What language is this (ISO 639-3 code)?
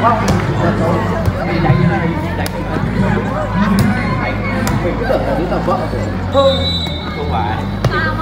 vie